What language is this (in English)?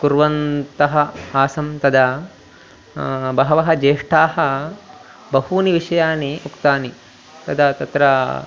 Sanskrit